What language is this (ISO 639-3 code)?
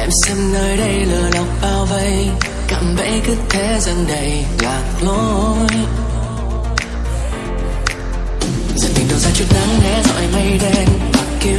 vie